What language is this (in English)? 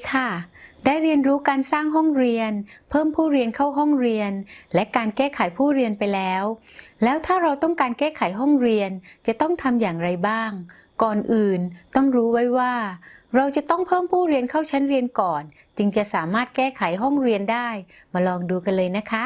Thai